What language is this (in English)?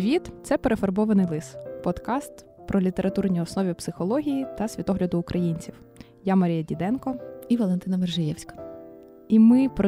Ukrainian